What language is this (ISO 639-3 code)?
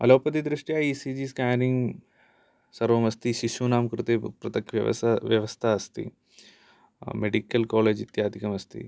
san